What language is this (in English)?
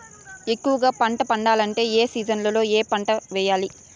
Telugu